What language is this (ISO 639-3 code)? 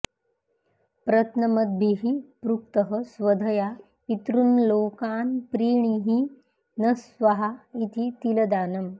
san